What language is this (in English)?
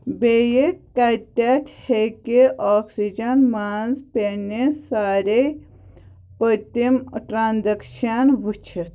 Kashmiri